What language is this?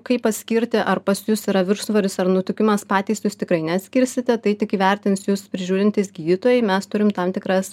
Lithuanian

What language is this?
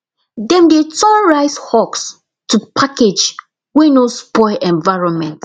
Nigerian Pidgin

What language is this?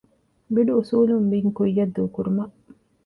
Divehi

